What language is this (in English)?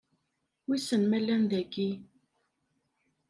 Kabyle